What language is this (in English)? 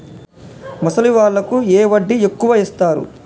Telugu